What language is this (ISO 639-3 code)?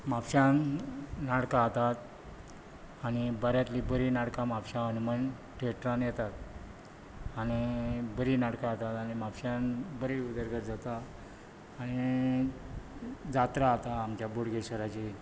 kok